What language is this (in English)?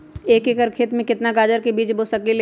Magahi